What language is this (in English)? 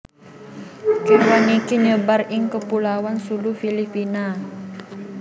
Javanese